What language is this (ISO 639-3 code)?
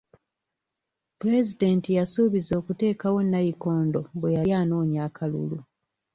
lug